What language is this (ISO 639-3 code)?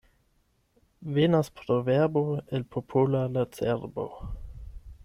epo